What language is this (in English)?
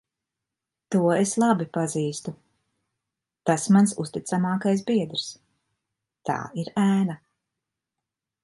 Latvian